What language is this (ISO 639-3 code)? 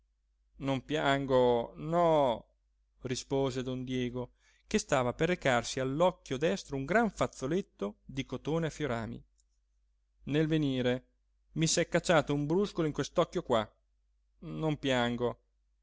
ita